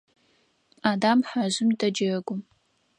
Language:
Adyghe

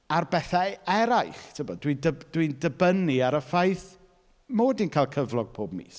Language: Welsh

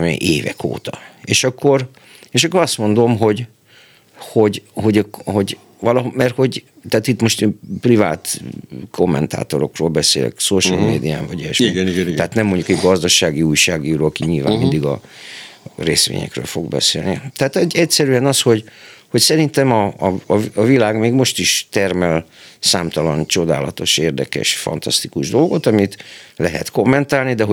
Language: Hungarian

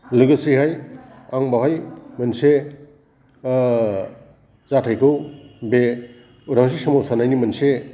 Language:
Bodo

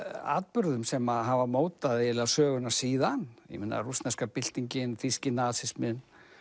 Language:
Icelandic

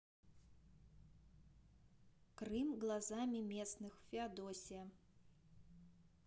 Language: Russian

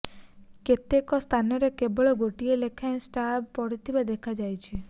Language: Odia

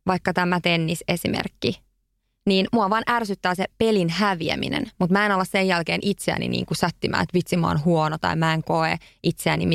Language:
Finnish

